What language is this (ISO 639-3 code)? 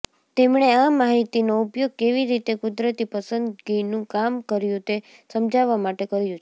guj